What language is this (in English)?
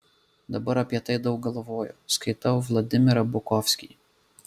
Lithuanian